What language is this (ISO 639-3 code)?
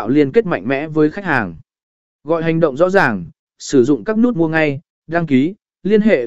vie